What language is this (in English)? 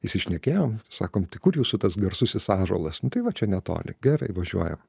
Lithuanian